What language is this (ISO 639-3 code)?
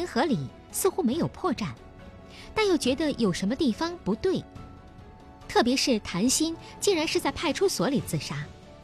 zho